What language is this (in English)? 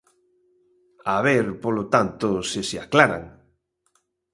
Galician